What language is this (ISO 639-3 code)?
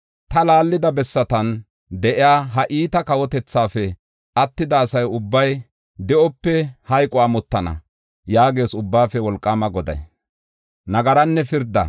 gof